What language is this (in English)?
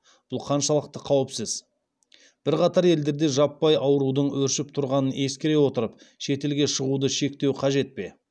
Kazakh